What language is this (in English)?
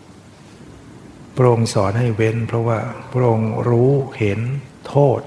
Thai